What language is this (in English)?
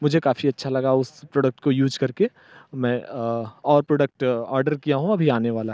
Hindi